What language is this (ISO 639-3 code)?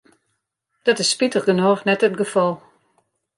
fry